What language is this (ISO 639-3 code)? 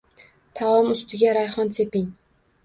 uzb